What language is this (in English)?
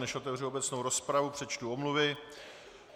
Czech